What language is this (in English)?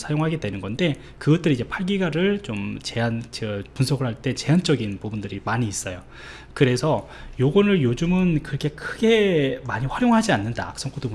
Korean